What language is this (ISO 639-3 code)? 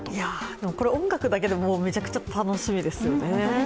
jpn